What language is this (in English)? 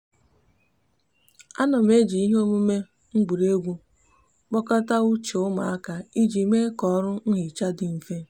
Igbo